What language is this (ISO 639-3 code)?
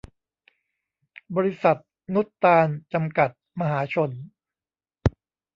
tha